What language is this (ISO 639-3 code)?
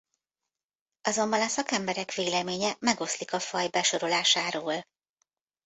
hun